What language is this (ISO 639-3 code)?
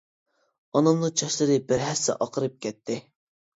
uig